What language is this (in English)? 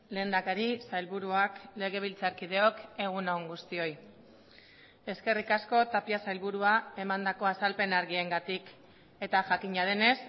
Basque